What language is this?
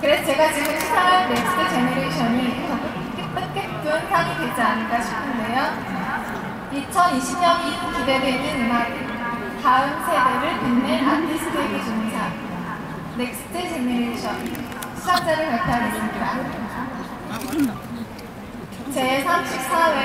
Korean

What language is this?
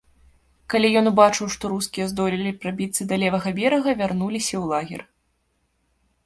Belarusian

